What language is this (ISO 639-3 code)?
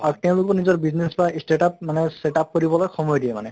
asm